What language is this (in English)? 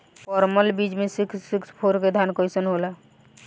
Bhojpuri